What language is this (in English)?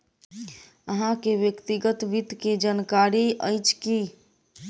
Maithili